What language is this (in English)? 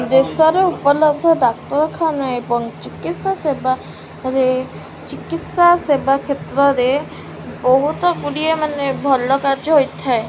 Odia